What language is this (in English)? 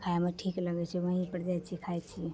Maithili